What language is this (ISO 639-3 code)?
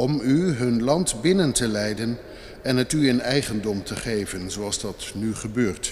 nld